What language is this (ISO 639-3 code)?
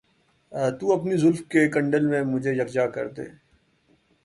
urd